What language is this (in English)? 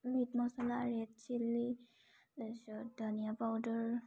Assamese